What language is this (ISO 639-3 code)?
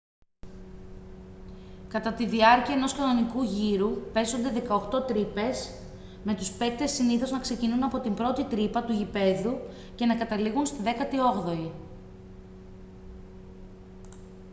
ell